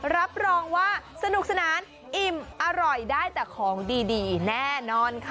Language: Thai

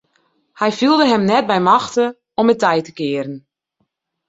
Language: Western Frisian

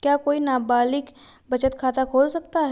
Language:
Hindi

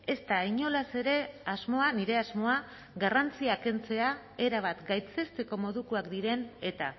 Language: Basque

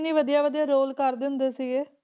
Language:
Punjabi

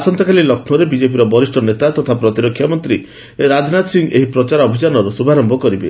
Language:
Odia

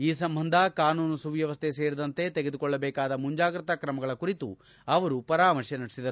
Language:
Kannada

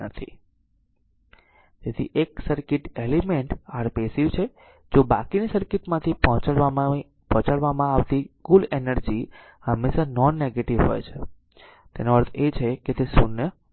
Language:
Gujarati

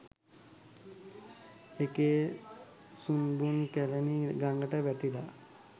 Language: Sinhala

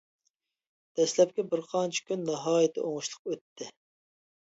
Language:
Uyghur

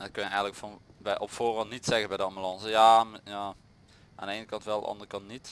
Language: Dutch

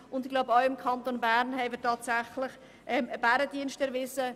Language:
Swiss German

